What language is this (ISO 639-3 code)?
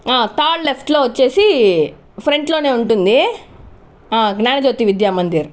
tel